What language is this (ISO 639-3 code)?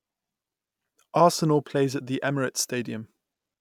eng